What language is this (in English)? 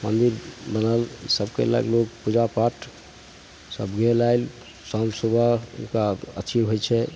Maithili